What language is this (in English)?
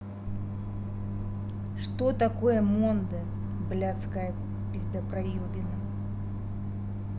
Russian